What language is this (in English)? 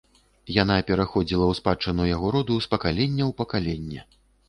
Belarusian